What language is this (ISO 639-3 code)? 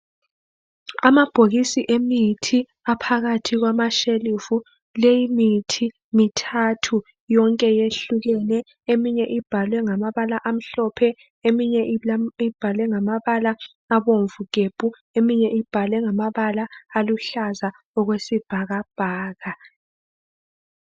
nde